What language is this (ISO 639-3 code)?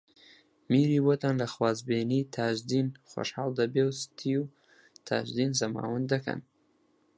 ckb